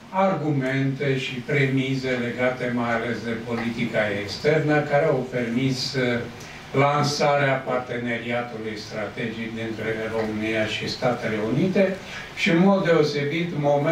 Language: Romanian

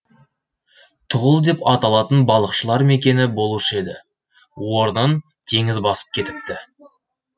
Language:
Kazakh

